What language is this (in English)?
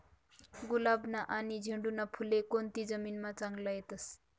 Marathi